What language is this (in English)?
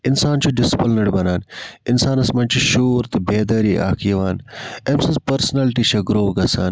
Kashmiri